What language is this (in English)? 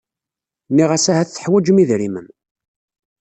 Kabyle